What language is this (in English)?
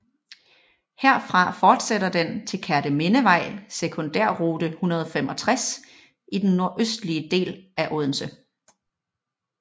Danish